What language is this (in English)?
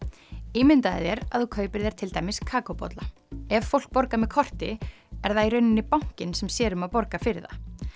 Icelandic